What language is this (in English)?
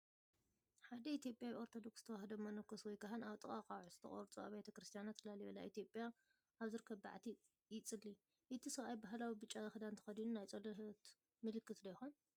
Tigrinya